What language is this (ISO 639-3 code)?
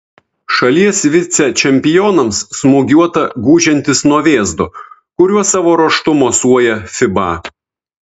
lit